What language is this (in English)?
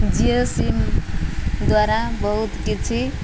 Odia